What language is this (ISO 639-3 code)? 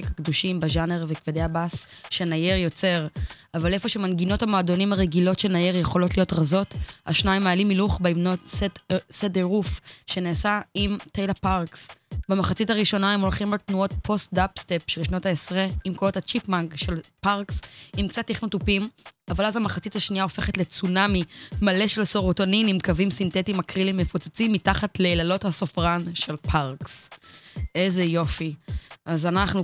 heb